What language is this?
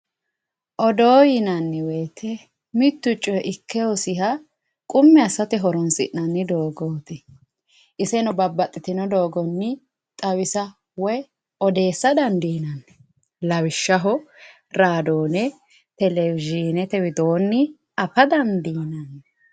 Sidamo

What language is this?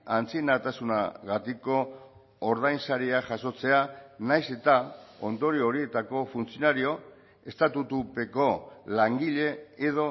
Basque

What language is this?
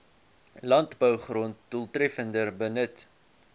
Afrikaans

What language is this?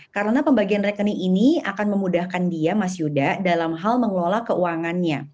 Indonesian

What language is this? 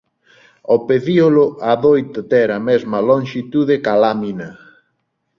Galician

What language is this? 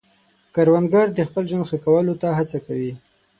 Pashto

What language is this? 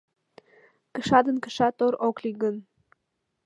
Mari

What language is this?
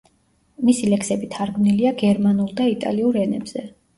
Georgian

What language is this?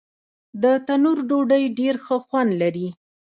Pashto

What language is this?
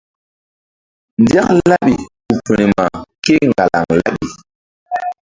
Mbum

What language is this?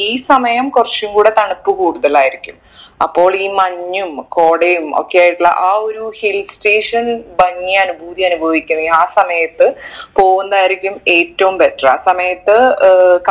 Malayalam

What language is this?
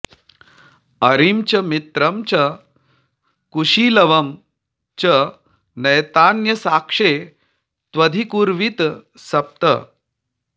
Sanskrit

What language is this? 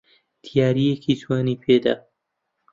Central Kurdish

